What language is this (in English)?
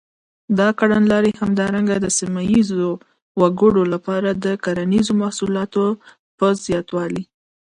Pashto